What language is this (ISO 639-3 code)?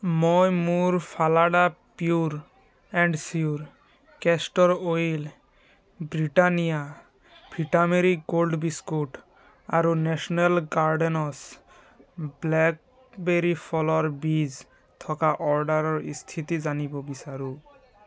asm